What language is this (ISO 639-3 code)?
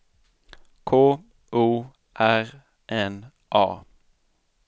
swe